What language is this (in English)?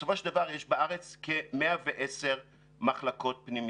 Hebrew